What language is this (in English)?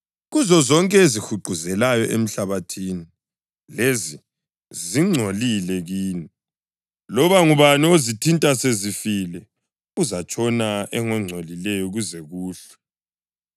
North Ndebele